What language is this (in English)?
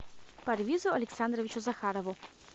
Russian